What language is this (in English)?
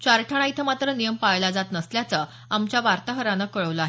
Marathi